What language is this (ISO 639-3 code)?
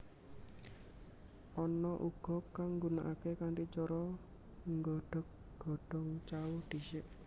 jav